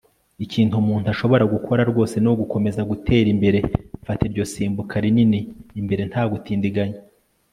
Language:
Kinyarwanda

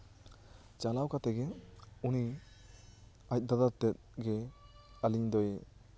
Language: Santali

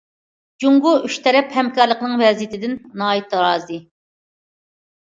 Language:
Uyghur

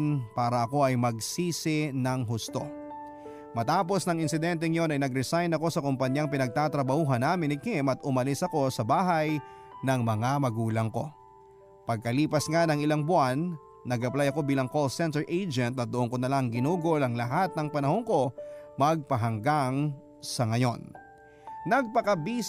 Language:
Filipino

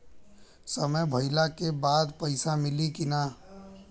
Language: Bhojpuri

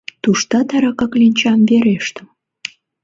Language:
Mari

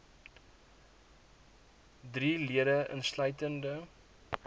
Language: Afrikaans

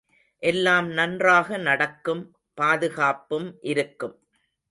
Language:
Tamil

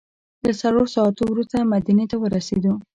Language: Pashto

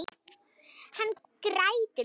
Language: Icelandic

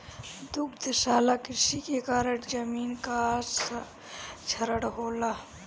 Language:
Bhojpuri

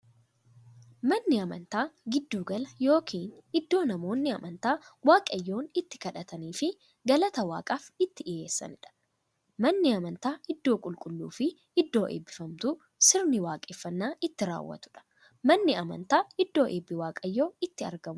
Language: Oromo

